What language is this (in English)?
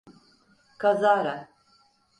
Turkish